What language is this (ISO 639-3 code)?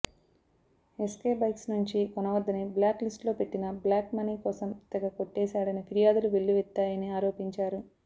tel